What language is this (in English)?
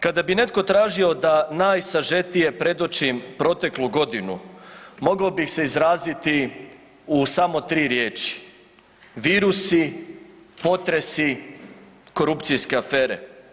Croatian